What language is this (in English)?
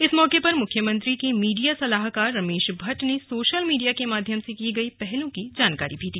Hindi